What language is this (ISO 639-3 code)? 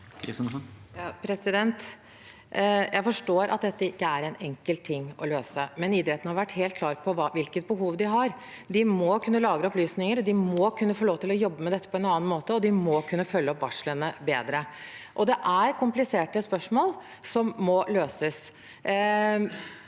nor